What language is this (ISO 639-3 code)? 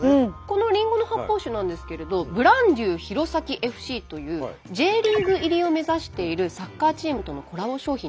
jpn